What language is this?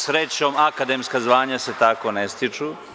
Serbian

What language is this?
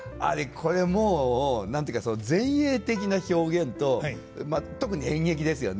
Japanese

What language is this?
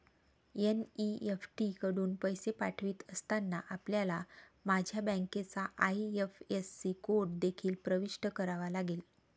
Marathi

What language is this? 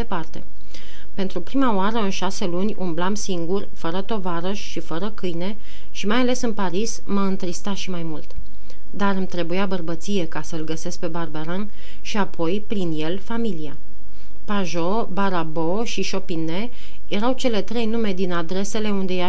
Romanian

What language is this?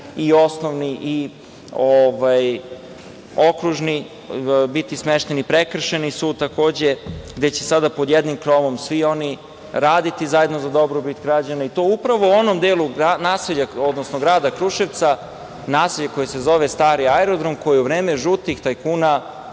Serbian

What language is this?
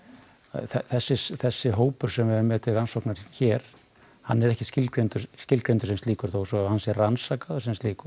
Icelandic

